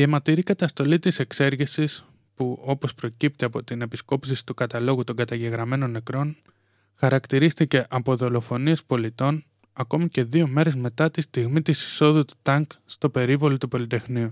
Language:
Greek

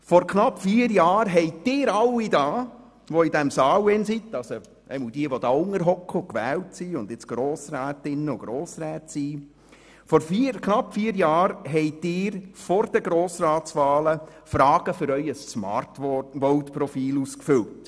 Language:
Swiss German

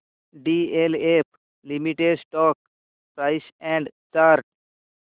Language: Marathi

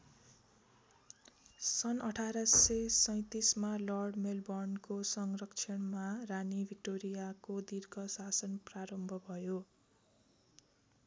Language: Nepali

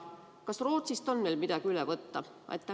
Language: Estonian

